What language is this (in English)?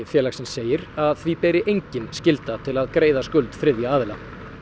Icelandic